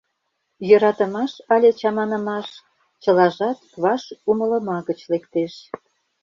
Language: Mari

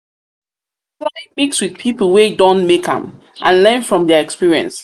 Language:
Nigerian Pidgin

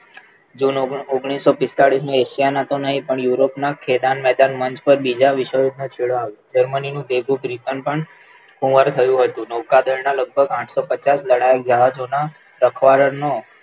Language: Gujarati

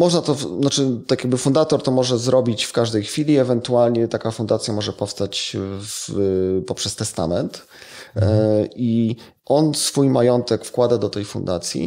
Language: Polish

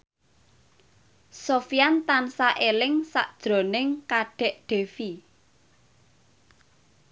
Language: Javanese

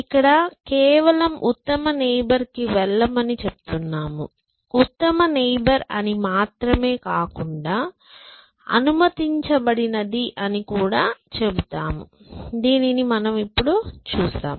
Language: Telugu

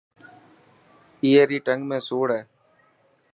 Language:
Dhatki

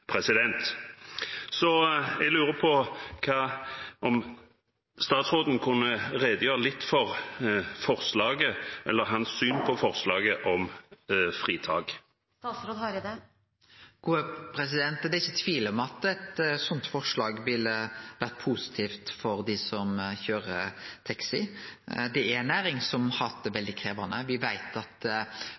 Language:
Norwegian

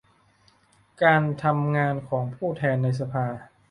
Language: Thai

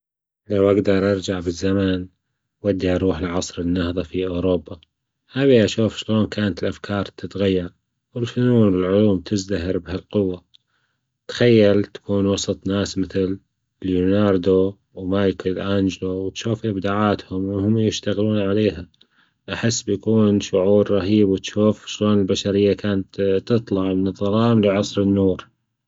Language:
Gulf Arabic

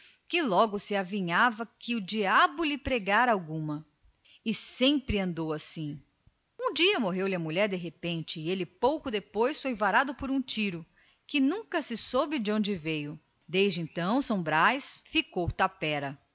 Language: Portuguese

